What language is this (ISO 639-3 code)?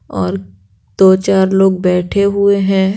hin